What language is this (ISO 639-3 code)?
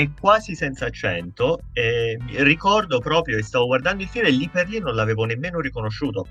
ita